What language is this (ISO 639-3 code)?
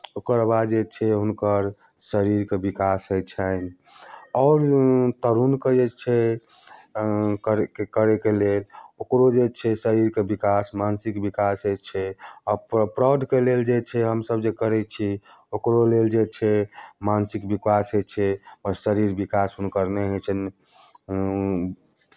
mai